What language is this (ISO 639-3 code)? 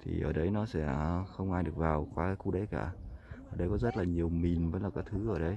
vie